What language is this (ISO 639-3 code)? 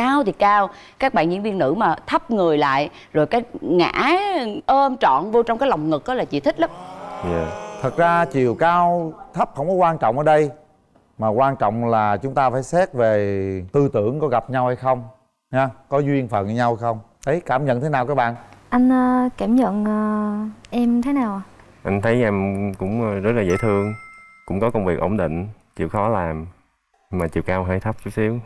vie